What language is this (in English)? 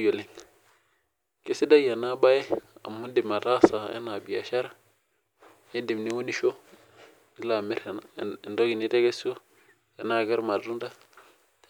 Masai